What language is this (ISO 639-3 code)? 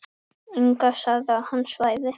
isl